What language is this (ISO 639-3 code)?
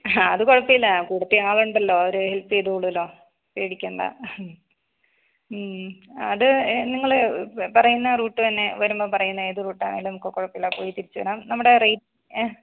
mal